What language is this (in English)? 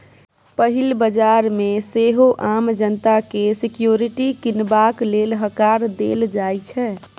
Maithili